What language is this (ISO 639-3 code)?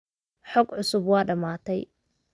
som